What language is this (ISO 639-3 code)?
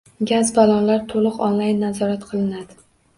uzb